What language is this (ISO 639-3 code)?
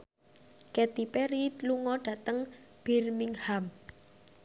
jav